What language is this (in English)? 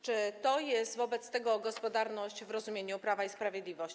Polish